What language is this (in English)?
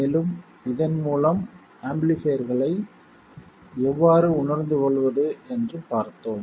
Tamil